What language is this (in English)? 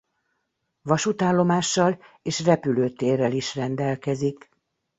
Hungarian